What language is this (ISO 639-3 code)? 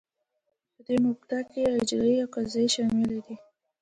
pus